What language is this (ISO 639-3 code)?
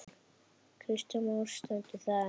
isl